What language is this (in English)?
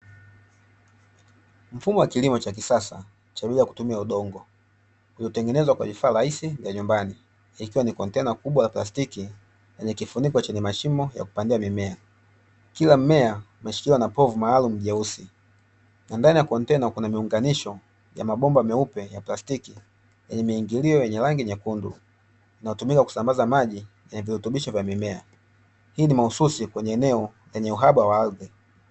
Swahili